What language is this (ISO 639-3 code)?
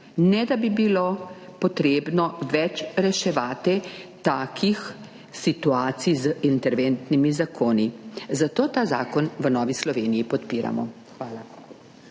slv